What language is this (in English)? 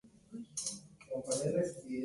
Spanish